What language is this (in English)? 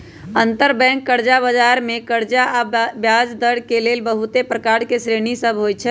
Magahi